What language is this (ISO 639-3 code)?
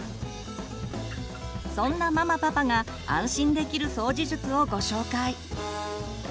jpn